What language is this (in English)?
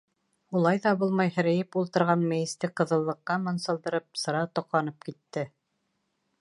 Bashkir